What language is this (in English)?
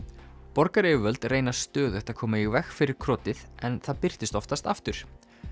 Icelandic